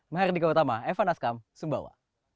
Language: Indonesian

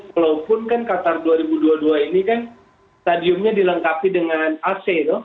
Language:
Indonesian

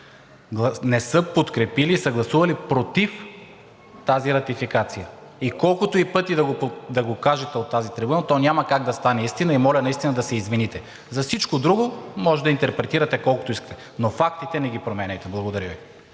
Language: Bulgarian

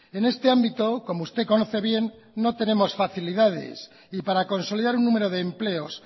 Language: Spanish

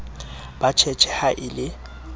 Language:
Southern Sotho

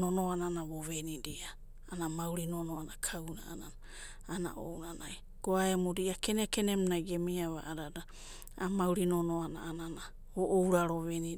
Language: Abadi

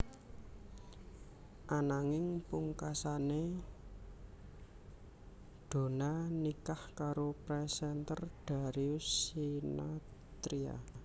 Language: Javanese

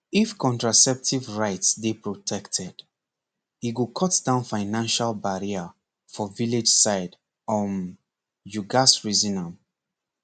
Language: Nigerian Pidgin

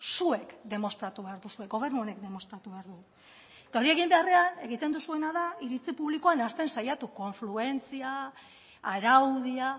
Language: Basque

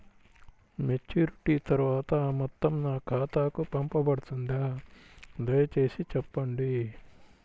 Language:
Telugu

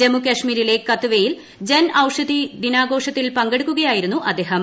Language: Malayalam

